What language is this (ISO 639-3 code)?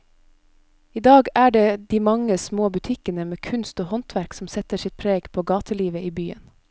nor